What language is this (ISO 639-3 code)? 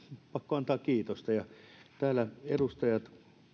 fin